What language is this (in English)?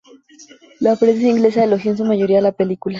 Spanish